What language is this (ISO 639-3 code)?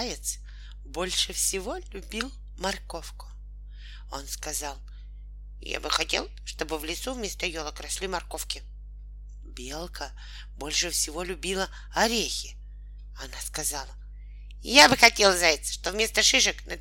rus